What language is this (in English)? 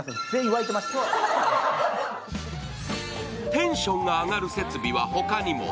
Japanese